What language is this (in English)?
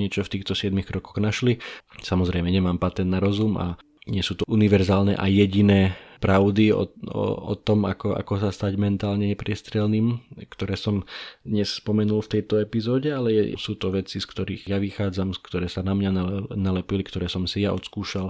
Slovak